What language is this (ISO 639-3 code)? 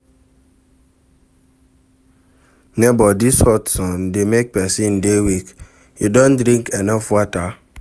pcm